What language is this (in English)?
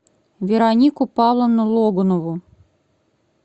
Russian